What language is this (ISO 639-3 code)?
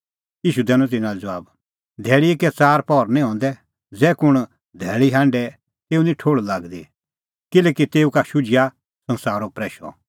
kfx